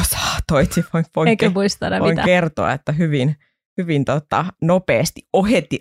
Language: Finnish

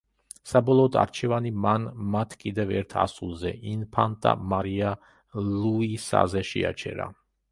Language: Georgian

